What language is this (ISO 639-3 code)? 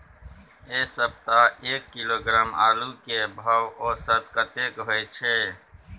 mai